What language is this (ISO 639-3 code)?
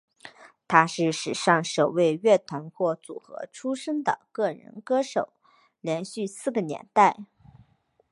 zho